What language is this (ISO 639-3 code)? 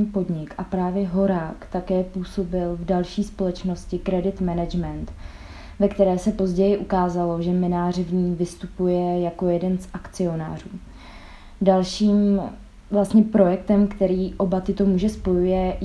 ces